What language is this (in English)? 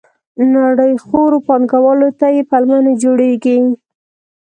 Pashto